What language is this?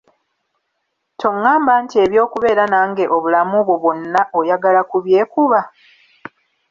Ganda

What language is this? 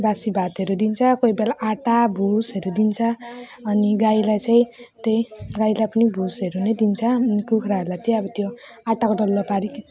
Nepali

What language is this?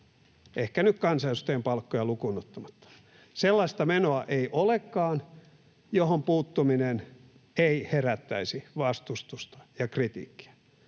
Finnish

